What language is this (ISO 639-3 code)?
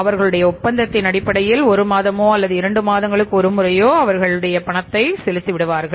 tam